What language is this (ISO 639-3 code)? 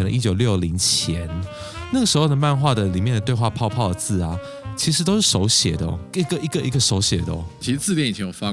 zho